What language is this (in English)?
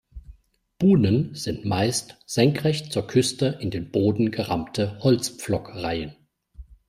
German